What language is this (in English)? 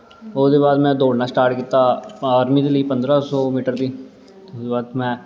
Dogri